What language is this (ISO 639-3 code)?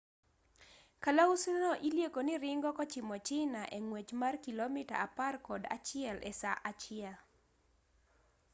luo